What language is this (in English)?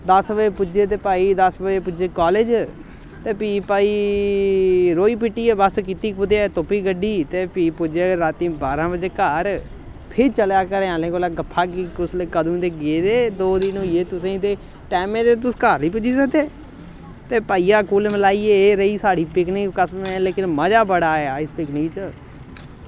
Dogri